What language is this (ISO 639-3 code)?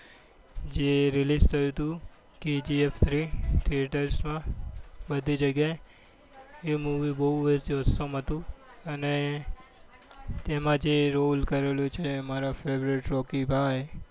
guj